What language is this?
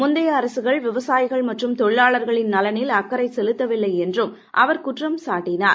Tamil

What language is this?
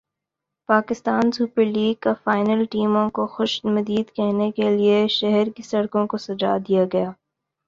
Urdu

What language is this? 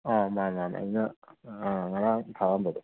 Manipuri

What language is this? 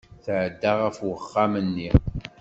Kabyle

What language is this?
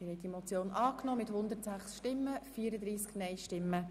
Swiss German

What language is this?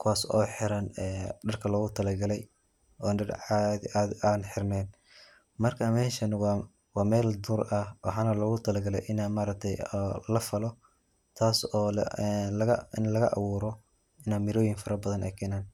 Somali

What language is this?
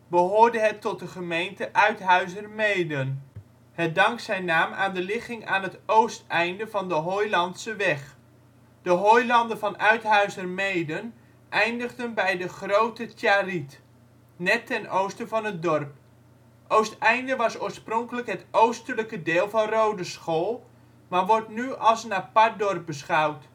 Dutch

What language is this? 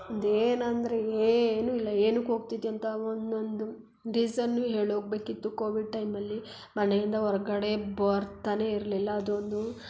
Kannada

